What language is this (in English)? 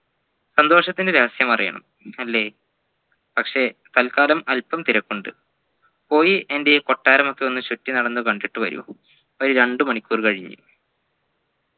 Malayalam